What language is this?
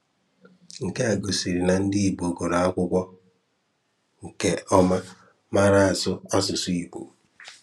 Igbo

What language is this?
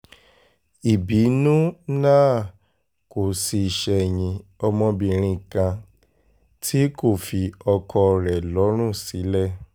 Yoruba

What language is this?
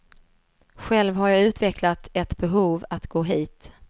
Swedish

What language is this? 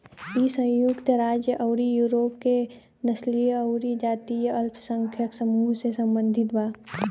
Bhojpuri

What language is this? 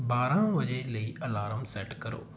Punjabi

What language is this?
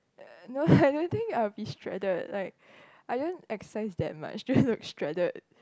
English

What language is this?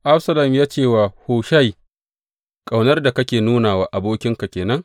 Hausa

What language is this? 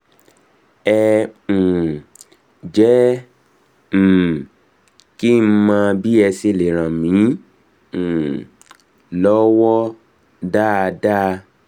Yoruba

